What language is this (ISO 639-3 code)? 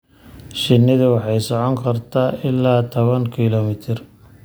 som